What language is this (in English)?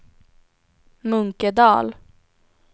Swedish